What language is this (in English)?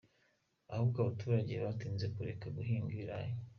Kinyarwanda